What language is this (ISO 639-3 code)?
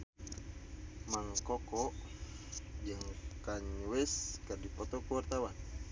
sun